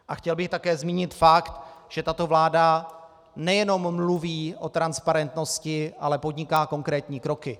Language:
Czech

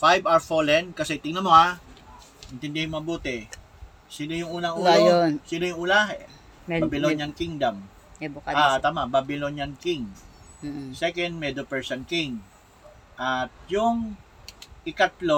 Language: Filipino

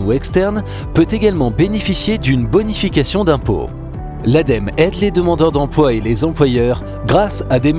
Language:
French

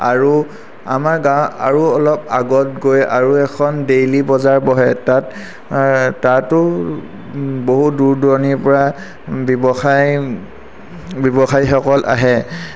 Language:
Assamese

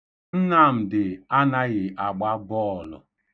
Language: Igbo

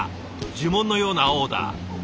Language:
Japanese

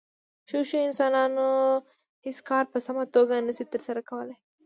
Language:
Pashto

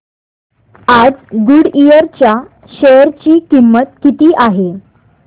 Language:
Marathi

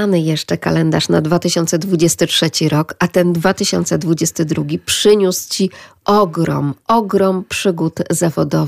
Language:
Polish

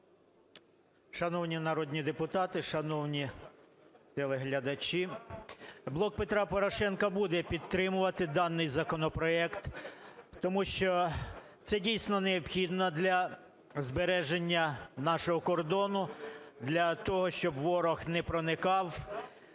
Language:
Ukrainian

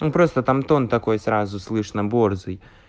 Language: Russian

